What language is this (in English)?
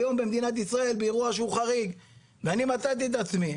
Hebrew